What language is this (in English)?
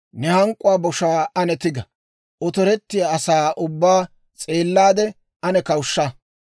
Dawro